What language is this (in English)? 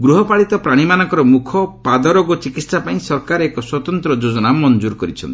Odia